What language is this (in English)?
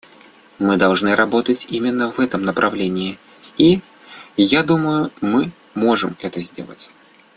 Russian